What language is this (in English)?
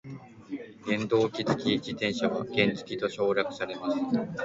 Japanese